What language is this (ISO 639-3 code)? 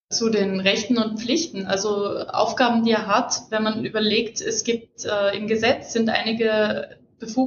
deu